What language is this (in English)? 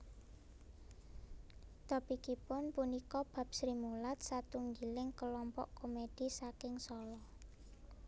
Javanese